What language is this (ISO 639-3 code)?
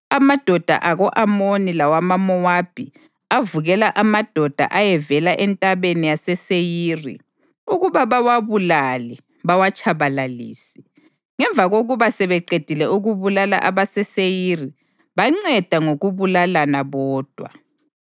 nde